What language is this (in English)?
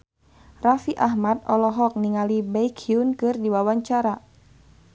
Sundanese